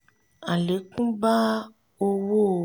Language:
Yoruba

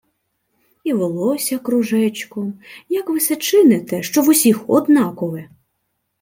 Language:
Ukrainian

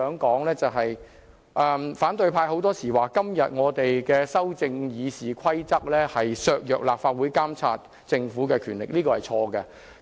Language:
Cantonese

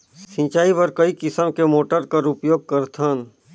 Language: Chhattisgarhi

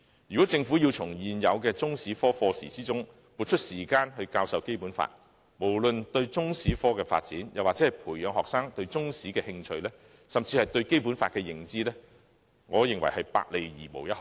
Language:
Cantonese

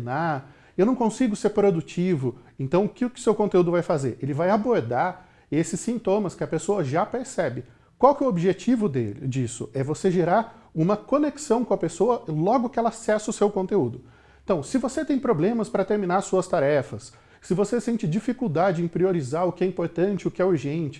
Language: Portuguese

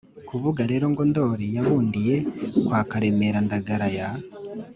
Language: Kinyarwanda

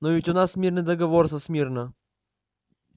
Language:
Russian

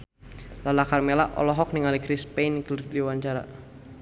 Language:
Sundanese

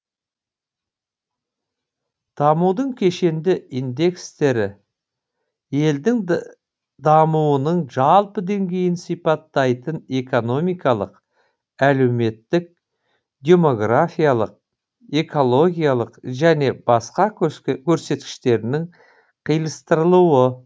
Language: Kazakh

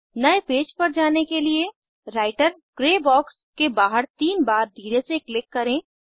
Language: Hindi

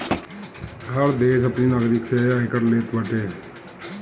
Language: Bhojpuri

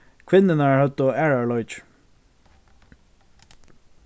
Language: Faroese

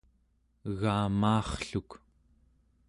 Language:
Central Yupik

